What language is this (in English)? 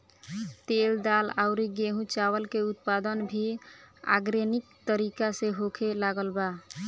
Bhojpuri